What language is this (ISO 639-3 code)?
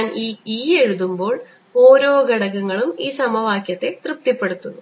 mal